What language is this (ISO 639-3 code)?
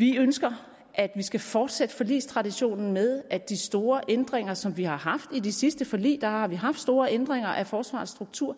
dan